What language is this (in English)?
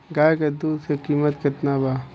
Bhojpuri